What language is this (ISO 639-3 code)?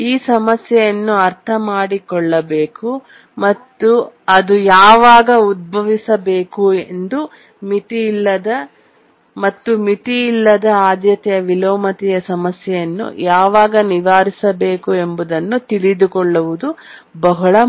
kan